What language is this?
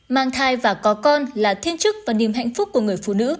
Vietnamese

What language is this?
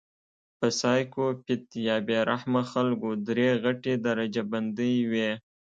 Pashto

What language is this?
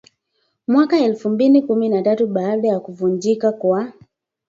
Swahili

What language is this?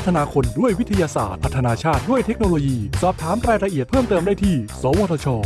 Thai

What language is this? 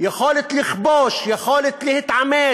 Hebrew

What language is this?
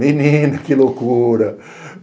Portuguese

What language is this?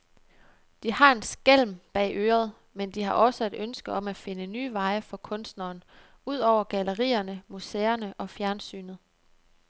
Danish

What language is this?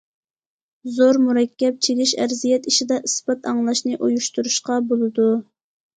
Uyghur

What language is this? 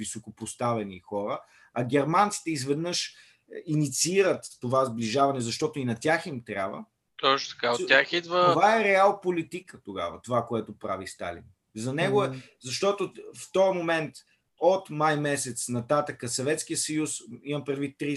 Bulgarian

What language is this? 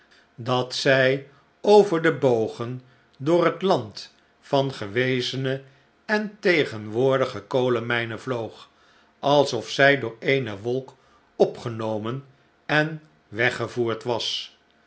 Dutch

